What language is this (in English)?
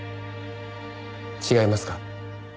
Japanese